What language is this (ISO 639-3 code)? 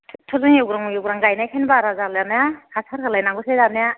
brx